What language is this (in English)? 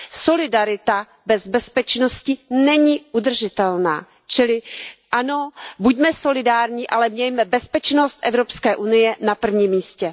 Czech